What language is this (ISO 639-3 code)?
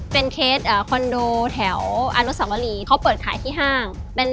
tha